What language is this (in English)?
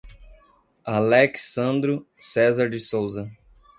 Portuguese